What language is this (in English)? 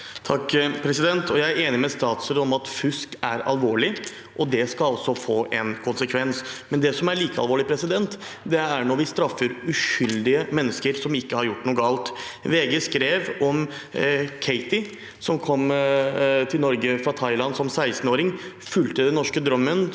Norwegian